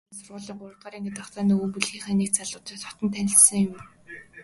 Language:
Mongolian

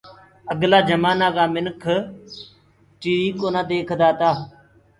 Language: Gurgula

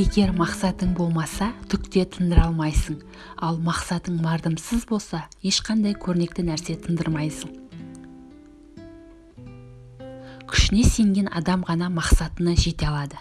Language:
Turkish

